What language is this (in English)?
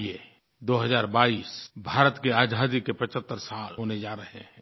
Hindi